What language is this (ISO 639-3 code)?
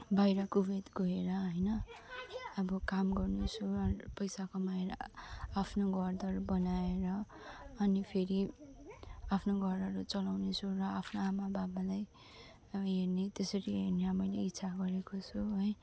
nep